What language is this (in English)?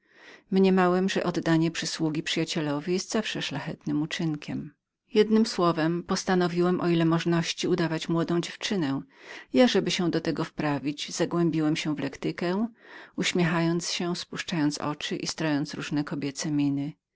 Polish